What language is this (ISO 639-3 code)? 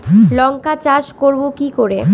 ben